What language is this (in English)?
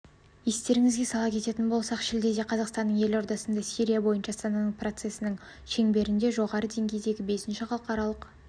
Kazakh